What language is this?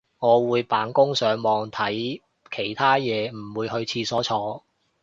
Cantonese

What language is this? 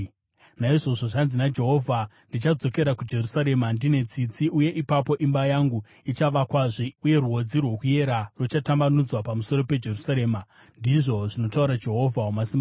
Shona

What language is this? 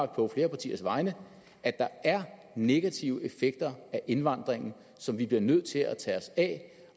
Danish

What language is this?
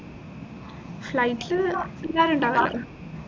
Malayalam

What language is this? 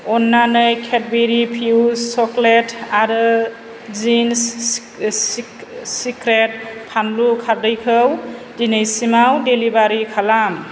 Bodo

